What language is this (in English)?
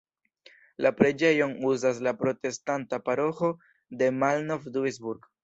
Esperanto